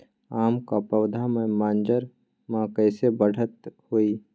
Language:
Magahi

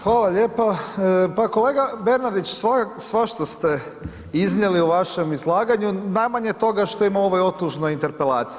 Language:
Croatian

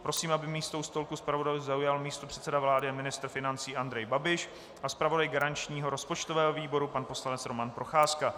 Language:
Czech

